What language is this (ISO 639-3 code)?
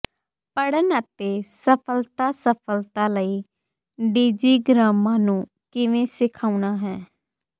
pan